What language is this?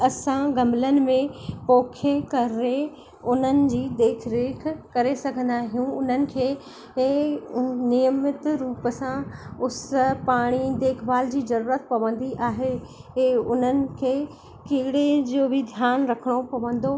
Sindhi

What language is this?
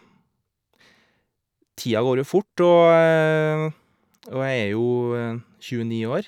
Norwegian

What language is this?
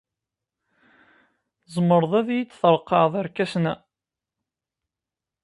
Kabyle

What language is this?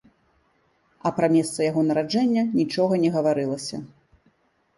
Belarusian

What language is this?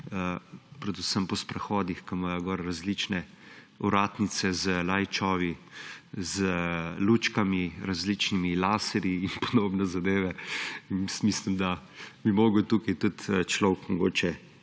Slovenian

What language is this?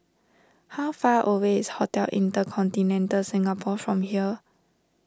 English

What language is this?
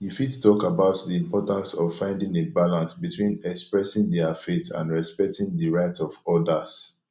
Nigerian Pidgin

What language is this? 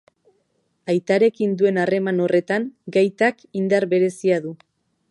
Basque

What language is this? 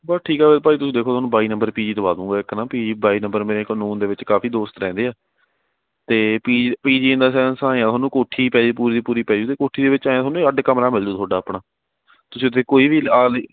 Punjabi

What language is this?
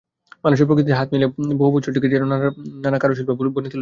Bangla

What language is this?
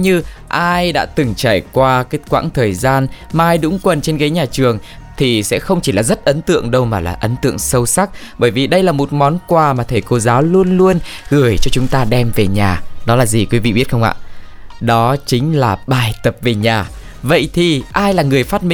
Vietnamese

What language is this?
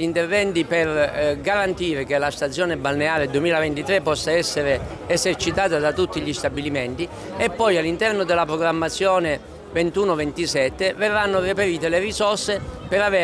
Italian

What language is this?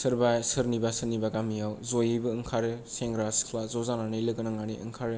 Bodo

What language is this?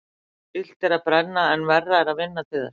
Icelandic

